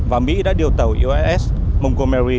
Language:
Vietnamese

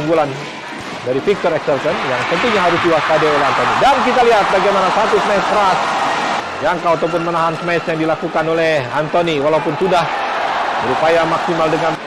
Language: Indonesian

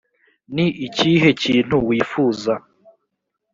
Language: Kinyarwanda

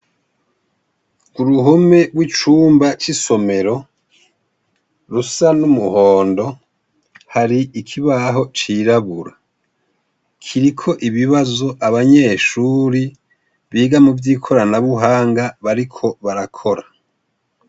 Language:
Rundi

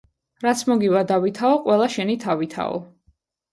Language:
Georgian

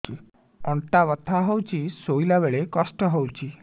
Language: Odia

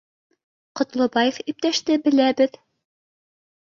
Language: Bashkir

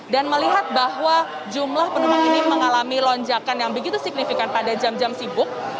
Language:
Indonesian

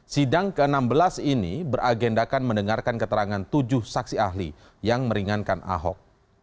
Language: Indonesian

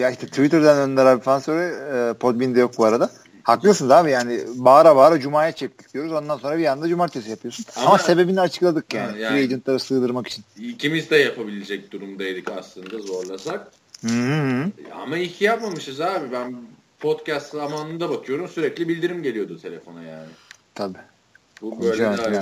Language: Turkish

